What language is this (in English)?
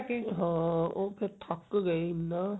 Punjabi